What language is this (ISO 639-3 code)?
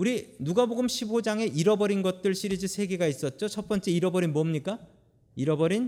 kor